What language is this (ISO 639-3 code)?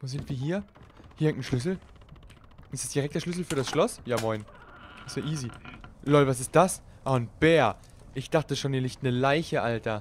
deu